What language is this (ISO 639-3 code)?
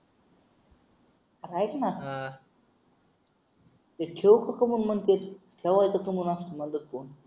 mar